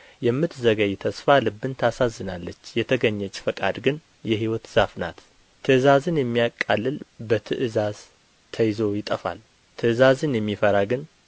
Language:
Amharic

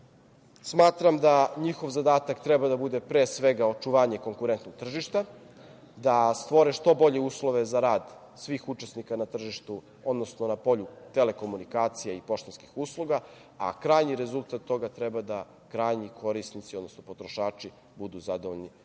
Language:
Serbian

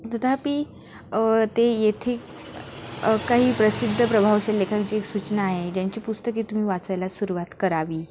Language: Marathi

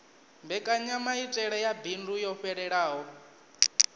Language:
Venda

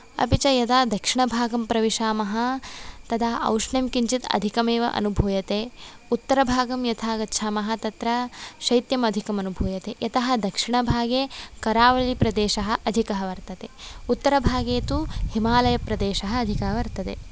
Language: Sanskrit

